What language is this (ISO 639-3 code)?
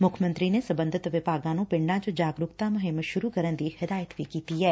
pan